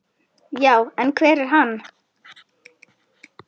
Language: Icelandic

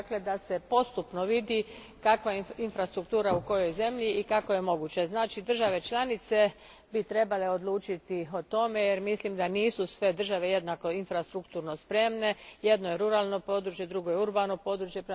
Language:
Croatian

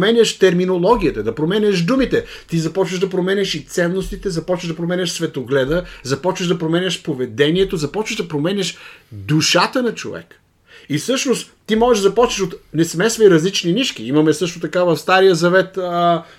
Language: Bulgarian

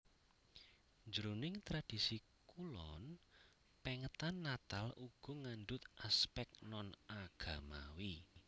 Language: Javanese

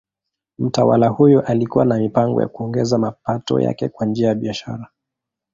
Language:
Swahili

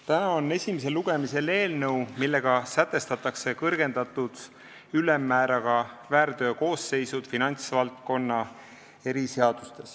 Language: Estonian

